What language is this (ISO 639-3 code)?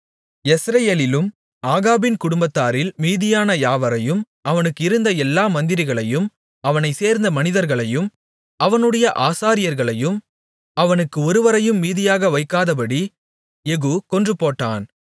tam